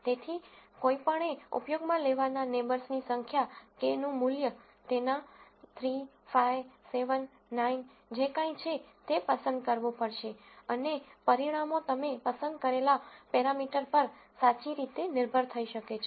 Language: Gujarati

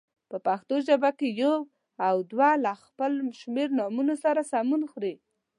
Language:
Pashto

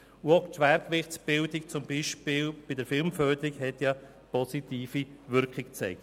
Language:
Swiss German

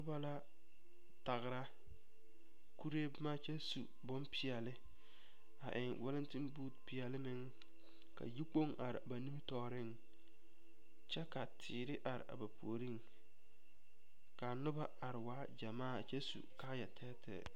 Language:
Southern Dagaare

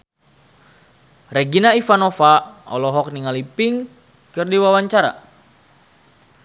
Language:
Sundanese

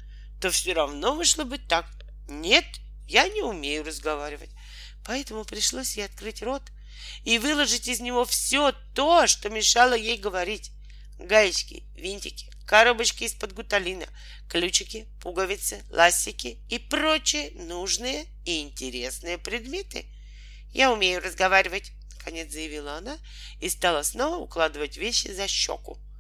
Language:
Russian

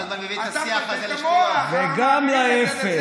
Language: Hebrew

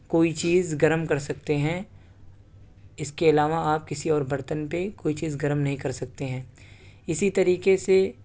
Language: Urdu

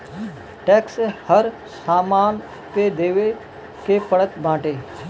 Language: Bhojpuri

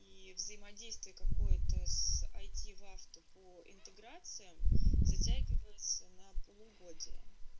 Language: Russian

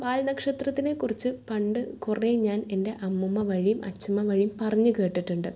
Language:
Malayalam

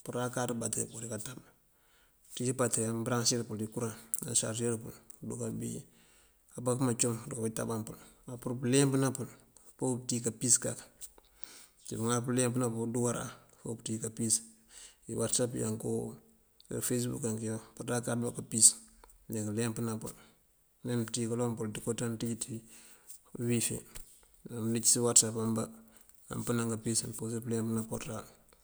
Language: Mandjak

